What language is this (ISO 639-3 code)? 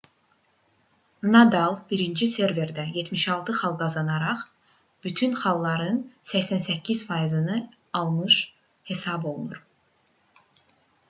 aze